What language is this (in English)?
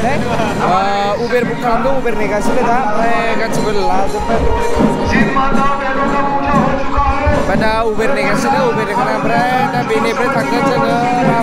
Indonesian